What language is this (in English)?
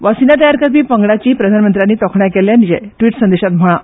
Konkani